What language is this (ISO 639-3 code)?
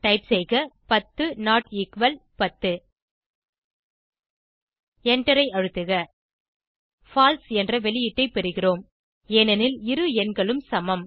tam